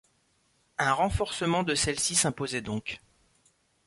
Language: French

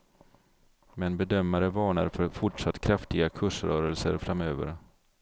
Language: Swedish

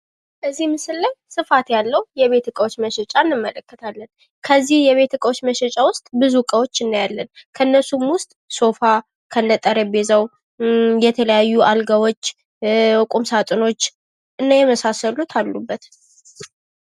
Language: Amharic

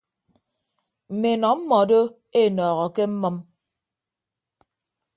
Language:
Ibibio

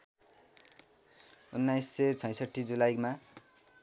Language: Nepali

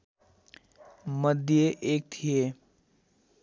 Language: Nepali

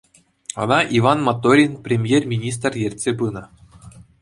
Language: Chuvash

